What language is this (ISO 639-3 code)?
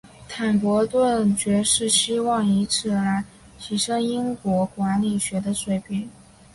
zho